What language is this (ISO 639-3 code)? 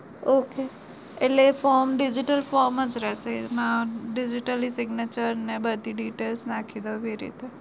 guj